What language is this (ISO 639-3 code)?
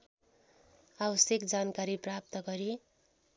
nep